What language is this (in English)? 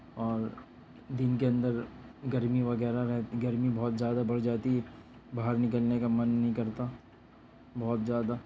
Urdu